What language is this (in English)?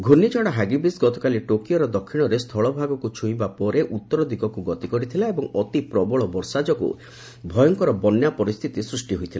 Odia